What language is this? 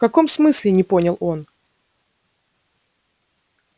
Russian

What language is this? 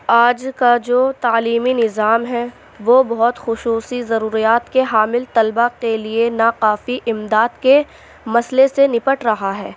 Urdu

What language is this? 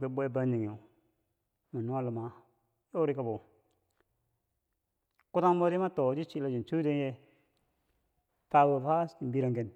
Bangwinji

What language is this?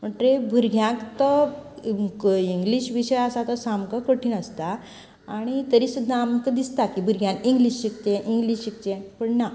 Konkani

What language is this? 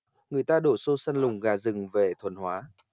Vietnamese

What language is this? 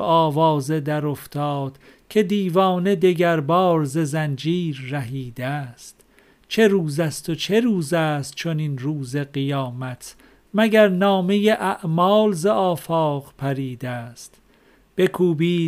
Persian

